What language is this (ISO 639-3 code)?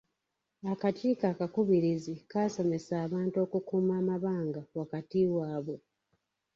lug